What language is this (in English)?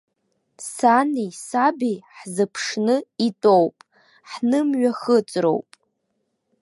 Abkhazian